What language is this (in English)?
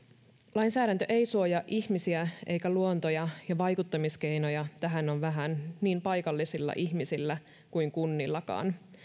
Finnish